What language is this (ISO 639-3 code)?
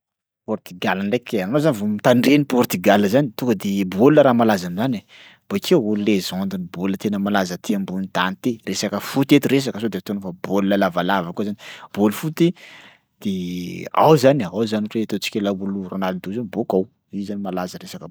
skg